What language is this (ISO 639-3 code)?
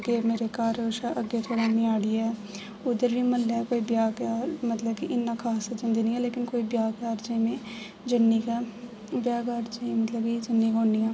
doi